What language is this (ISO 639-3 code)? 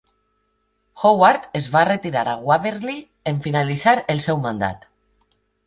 cat